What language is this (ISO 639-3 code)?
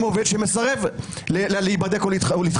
heb